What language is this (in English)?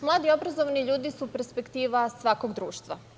Serbian